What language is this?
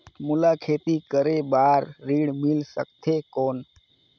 Chhattisgarhi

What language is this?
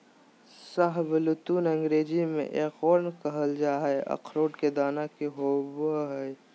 Magahi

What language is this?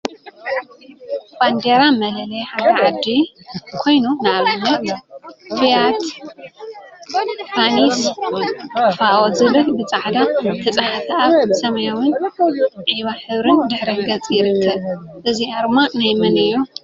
Tigrinya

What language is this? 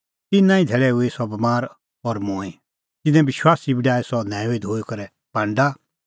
Kullu Pahari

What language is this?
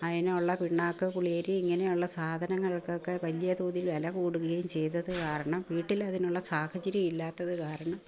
Malayalam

